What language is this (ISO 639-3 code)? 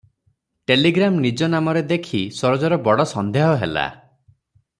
ori